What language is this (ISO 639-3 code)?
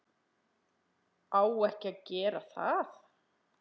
isl